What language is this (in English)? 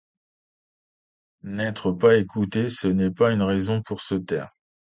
French